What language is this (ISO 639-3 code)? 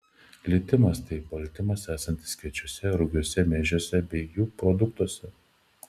lit